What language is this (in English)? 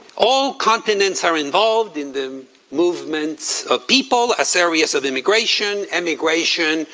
English